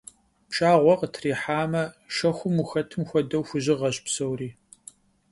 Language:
Kabardian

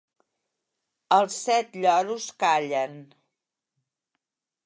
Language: Catalan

